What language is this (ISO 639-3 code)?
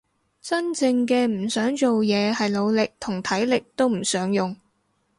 yue